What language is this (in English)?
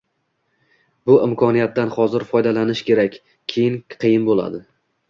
Uzbek